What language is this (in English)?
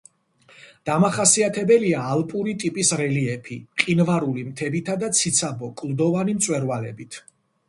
Georgian